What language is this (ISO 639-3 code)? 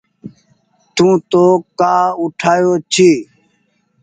gig